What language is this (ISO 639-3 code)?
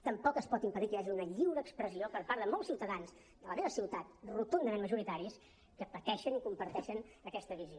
cat